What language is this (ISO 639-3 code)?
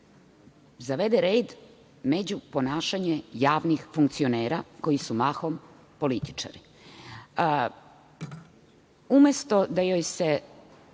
srp